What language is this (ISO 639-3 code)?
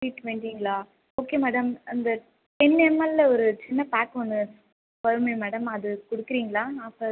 tam